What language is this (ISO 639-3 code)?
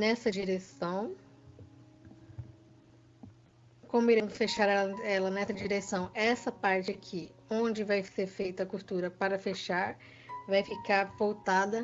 por